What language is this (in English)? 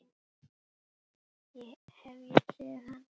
Icelandic